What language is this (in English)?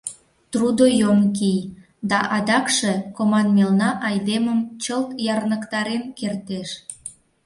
Mari